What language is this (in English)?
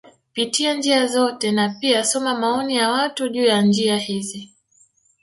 Swahili